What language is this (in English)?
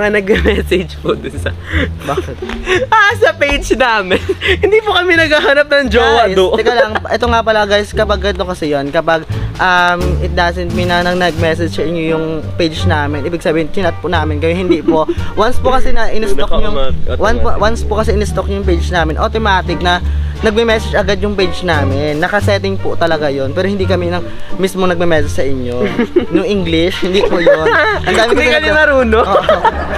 Filipino